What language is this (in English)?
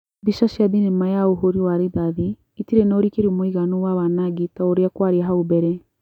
Kikuyu